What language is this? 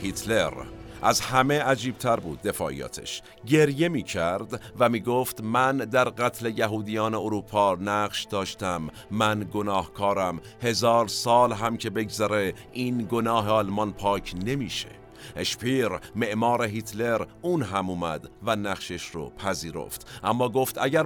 Persian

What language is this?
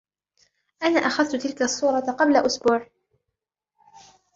Arabic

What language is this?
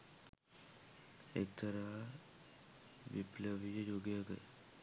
Sinhala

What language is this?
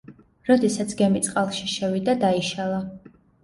Georgian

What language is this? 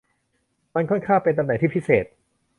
Thai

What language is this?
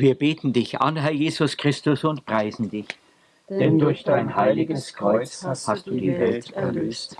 German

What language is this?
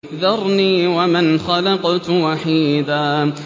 Arabic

